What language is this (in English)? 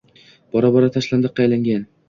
Uzbek